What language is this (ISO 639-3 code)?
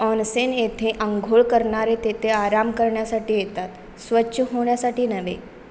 mar